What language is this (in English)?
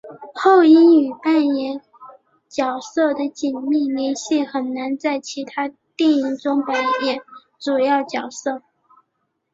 Chinese